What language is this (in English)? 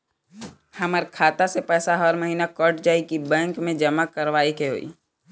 Bhojpuri